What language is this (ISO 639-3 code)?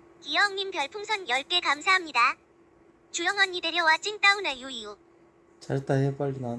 kor